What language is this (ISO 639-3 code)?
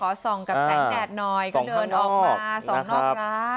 tha